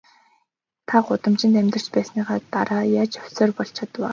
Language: Mongolian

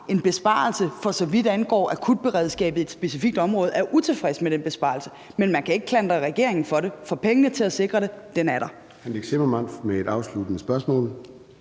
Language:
Danish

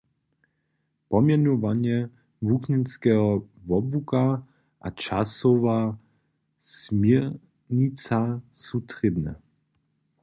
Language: Upper Sorbian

